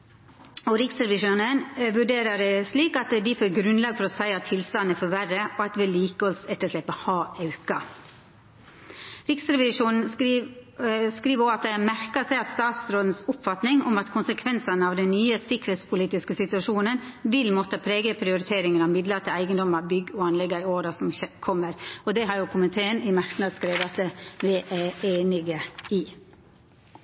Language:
Norwegian Nynorsk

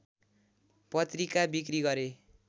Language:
Nepali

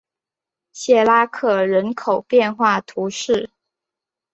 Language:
Chinese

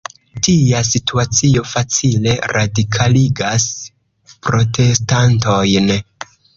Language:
Esperanto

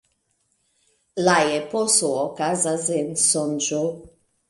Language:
Esperanto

